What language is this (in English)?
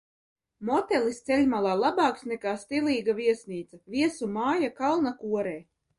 Latvian